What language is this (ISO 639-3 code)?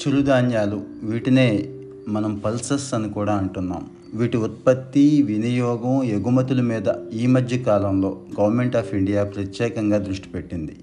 tel